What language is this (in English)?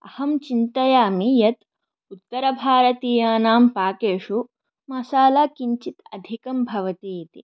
Sanskrit